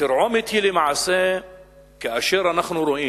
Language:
Hebrew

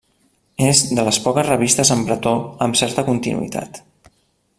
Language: Catalan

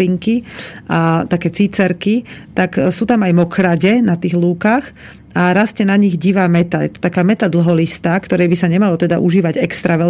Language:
Slovak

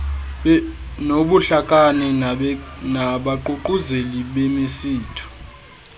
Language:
Xhosa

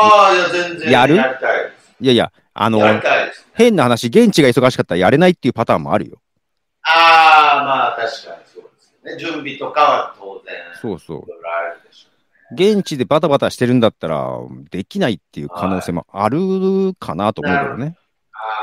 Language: Japanese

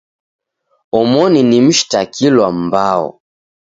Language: Taita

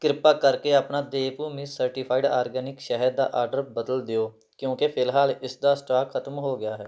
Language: Punjabi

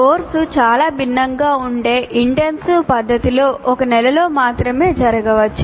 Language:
Telugu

